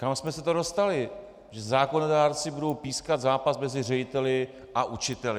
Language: Czech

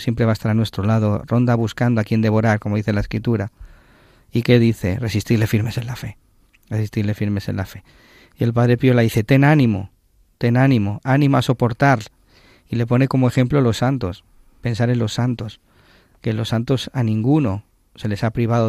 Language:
Spanish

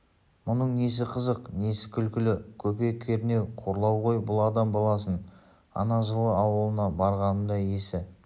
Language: Kazakh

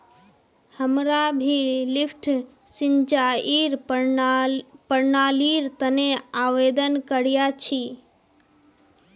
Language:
Magahi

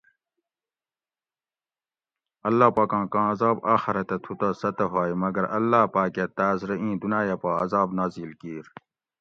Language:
Gawri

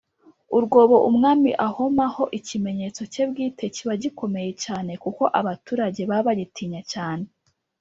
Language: Kinyarwanda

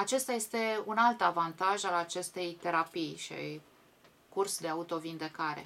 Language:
Romanian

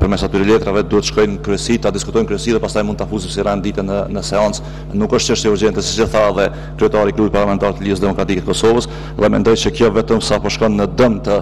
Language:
French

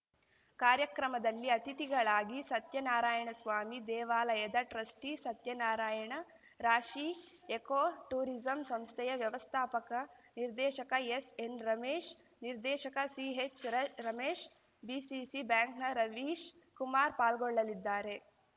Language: Kannada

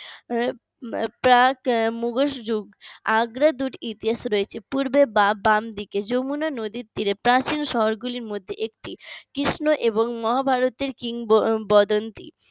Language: Bangla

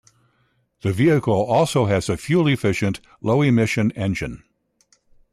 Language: English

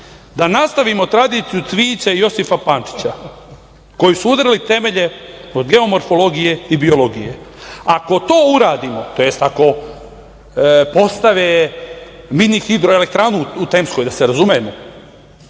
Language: Serbian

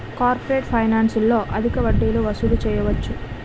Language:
Telugu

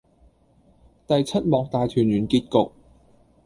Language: Cantonese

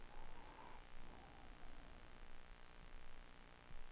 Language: Danish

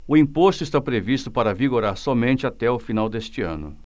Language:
Portuguese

